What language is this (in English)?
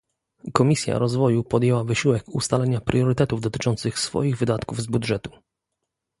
Polish